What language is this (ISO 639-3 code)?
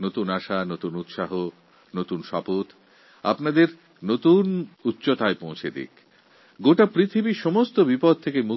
ben